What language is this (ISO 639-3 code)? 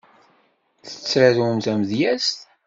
kab